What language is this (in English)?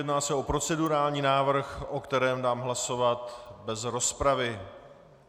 Czech